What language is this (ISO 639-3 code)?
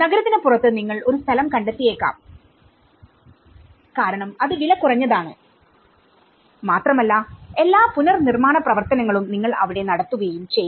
mal